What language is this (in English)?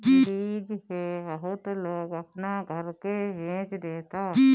Bhojpuri